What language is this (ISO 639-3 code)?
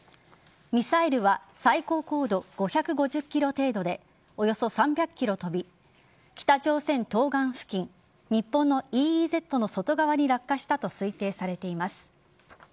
jpn